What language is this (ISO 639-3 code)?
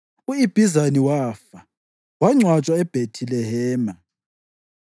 nde